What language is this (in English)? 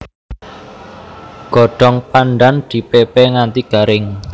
Javanese